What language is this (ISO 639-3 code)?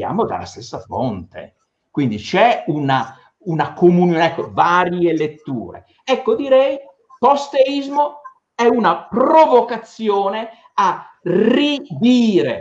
ita